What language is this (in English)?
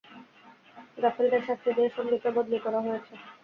Bangla